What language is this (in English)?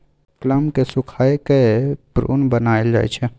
Maithili